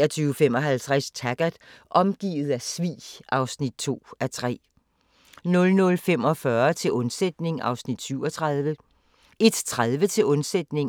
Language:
Danish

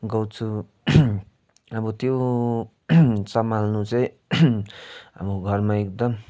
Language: Nepali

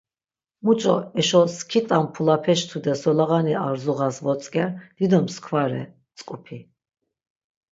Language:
Laz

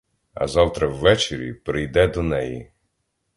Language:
Ukrainian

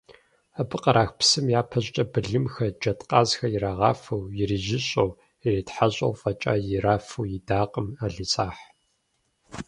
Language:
Kabardian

